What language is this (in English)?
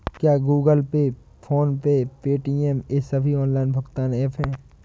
Hindi